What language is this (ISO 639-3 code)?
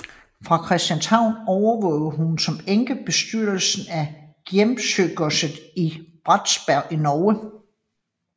dan